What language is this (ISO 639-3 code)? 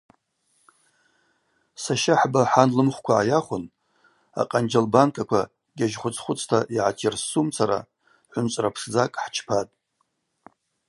abq